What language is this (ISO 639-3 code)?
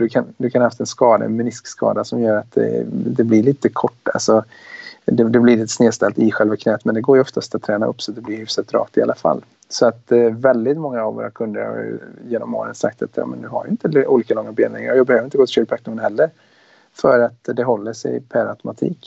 swe